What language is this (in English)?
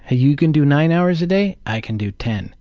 English